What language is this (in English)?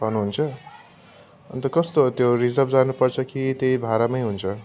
Nepali